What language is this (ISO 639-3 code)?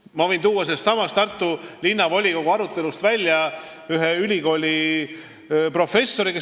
est